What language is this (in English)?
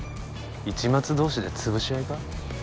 Japanese